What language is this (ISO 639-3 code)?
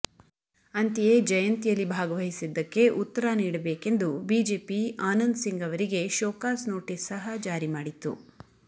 kan